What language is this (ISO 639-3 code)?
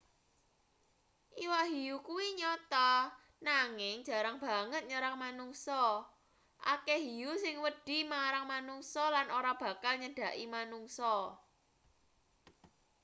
jav